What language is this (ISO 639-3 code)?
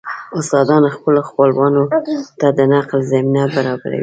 pus